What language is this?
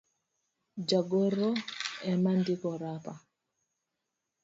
Luo (Kenya and Tanzania)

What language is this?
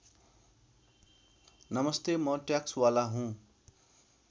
Nepali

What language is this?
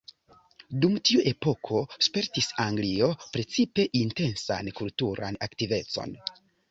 Esperanto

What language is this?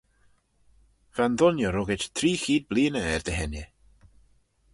Manx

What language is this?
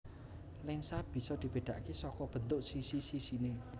Javanese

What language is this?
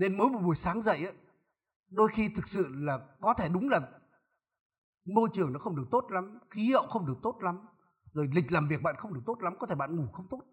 Vietnamese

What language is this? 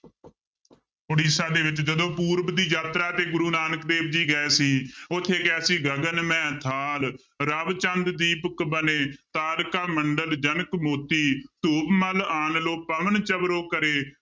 Punjabi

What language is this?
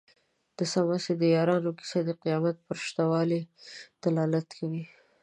Pashto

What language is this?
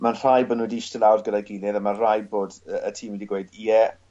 Welsh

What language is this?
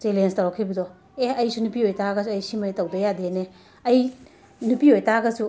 Manipuri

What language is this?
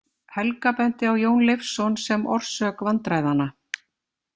Icelandic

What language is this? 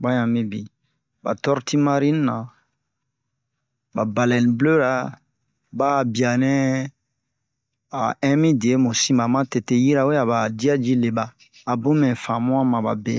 Bomu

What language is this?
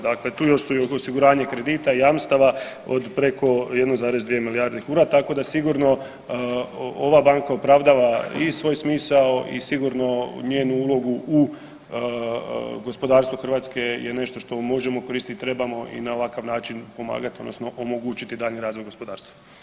Croatian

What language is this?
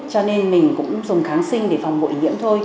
Vietnamese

